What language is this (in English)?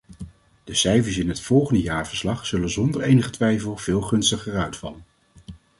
Dutch